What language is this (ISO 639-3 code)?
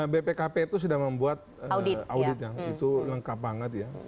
ind